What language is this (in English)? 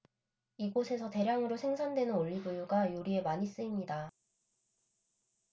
Korean